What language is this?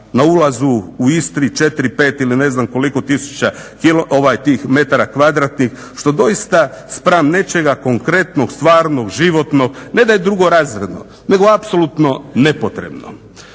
Croatian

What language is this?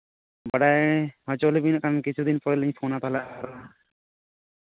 Santali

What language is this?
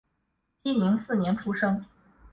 Chinese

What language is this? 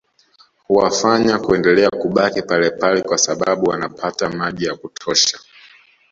Swahili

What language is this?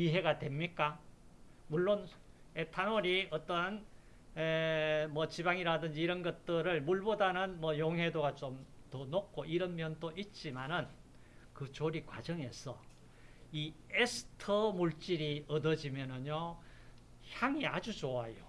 Korean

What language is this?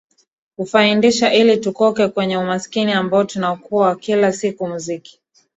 Swahili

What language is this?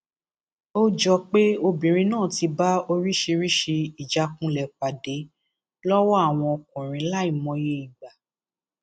Yoruba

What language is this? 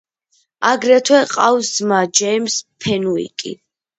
Georgian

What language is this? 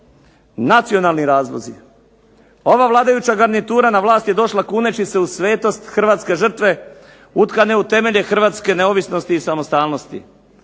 Croatian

